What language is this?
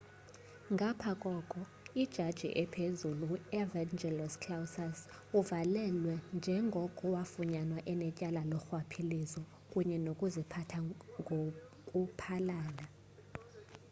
Xhosa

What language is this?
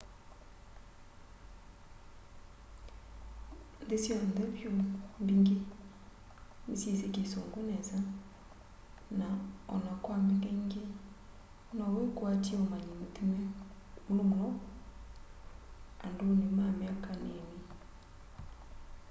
Kamba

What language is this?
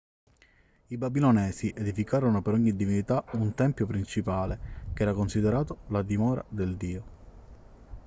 Italian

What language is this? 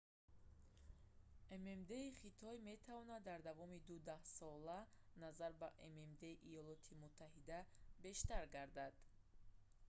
Tajik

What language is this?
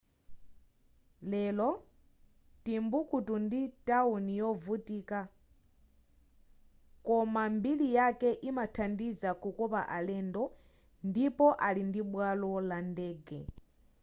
Nyanja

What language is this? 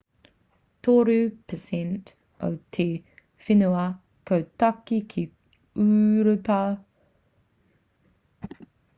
Māori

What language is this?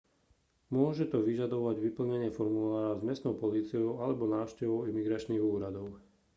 Slovak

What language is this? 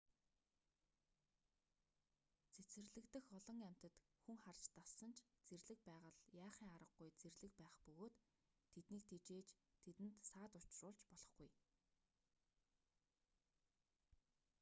Mongolian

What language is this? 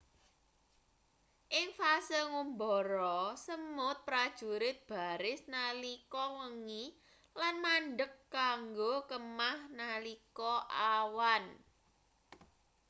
Javanese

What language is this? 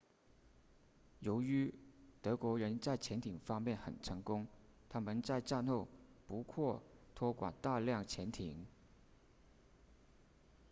Chinese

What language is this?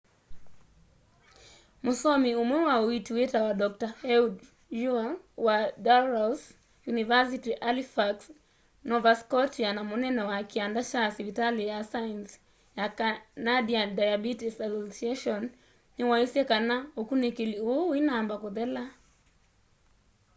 Kamba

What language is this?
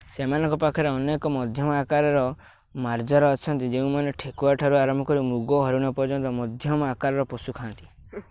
Odia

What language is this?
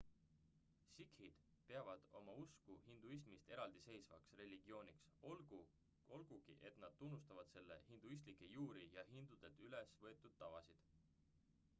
Estonian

